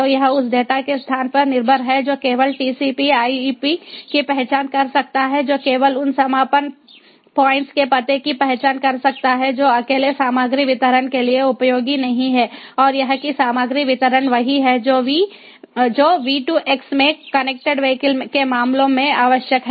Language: Hindi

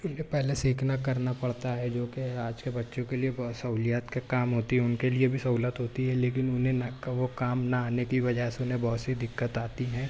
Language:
Urdu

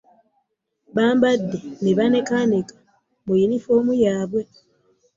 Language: Ganda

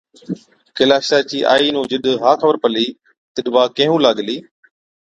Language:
Od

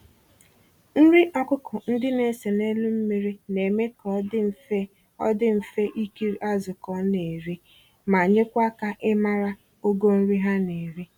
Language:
Igbo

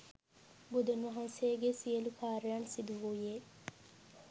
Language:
Sinhala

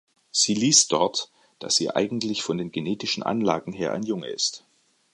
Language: German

